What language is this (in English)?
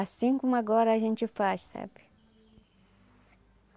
Portuguese